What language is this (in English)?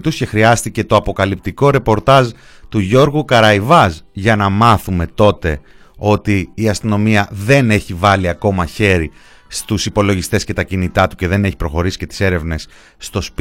Greek